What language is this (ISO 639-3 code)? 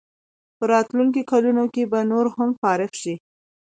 pus